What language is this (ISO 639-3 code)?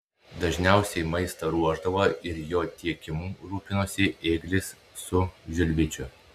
lit